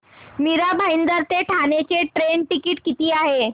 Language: Marathi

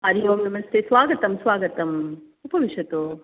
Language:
Sanskrit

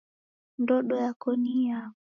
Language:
Taita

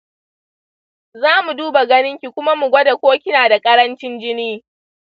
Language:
Hausa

